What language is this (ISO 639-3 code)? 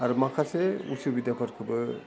brx